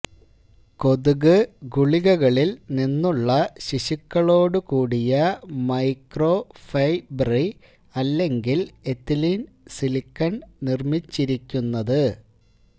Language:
Malayalam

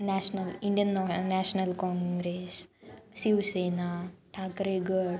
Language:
Sanskrit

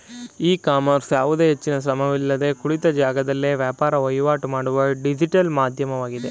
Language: Kannada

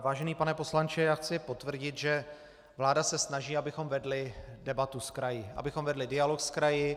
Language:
Czech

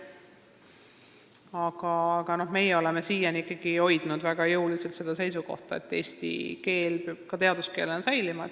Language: Estonian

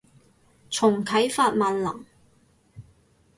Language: Cantonese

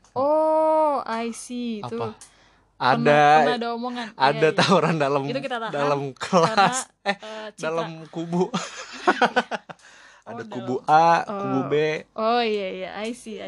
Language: Indonesian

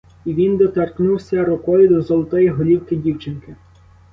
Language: Ukrainian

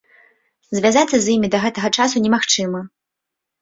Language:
Belarusian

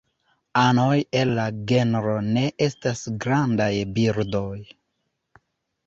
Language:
Esperanto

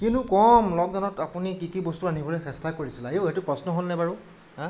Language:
Assamese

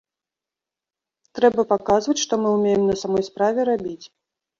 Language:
Belarusian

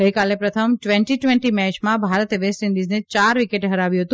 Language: Gujarati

